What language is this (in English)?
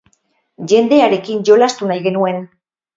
Basque